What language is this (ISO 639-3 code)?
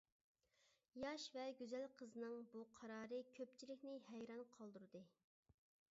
uig